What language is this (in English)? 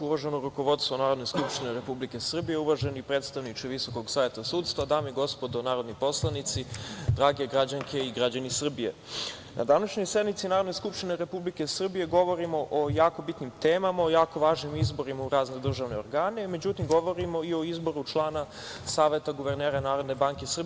Serbian